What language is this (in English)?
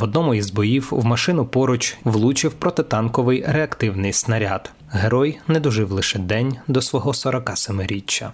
Ukrainian